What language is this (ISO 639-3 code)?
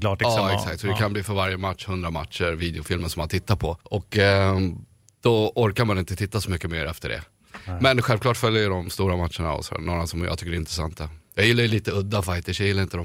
swe